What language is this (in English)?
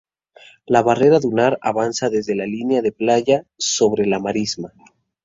Spanish